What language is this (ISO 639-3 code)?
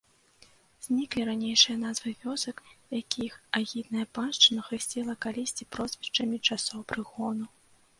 bel